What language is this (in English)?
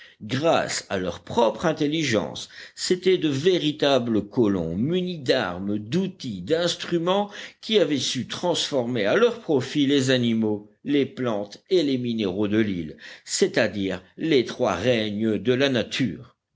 French